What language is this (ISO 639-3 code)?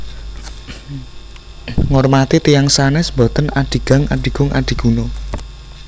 jav